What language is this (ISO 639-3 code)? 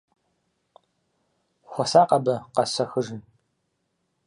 kbd